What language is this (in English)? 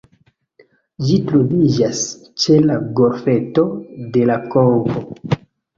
Esperanto